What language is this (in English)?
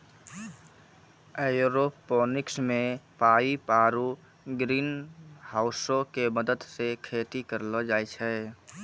Maithili